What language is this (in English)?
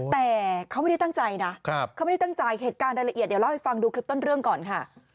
Thai